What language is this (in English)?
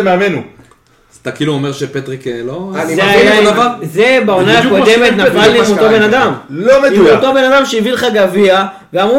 Hebrew